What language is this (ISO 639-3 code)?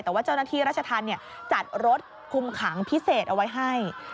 tha